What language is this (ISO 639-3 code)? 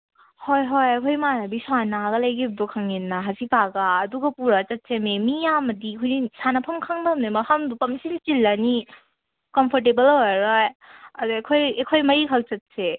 mni